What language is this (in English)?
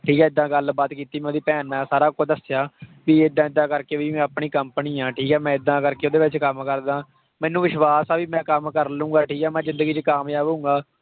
Punjabi